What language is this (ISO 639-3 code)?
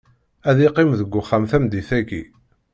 kab